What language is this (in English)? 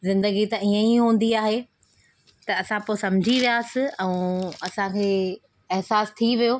Sindhi